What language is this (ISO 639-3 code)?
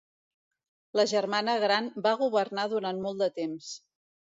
cat